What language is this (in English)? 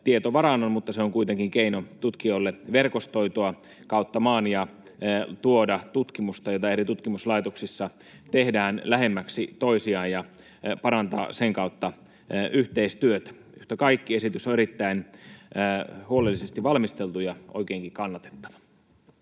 Finnish